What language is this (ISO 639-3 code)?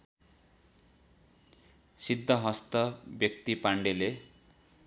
nep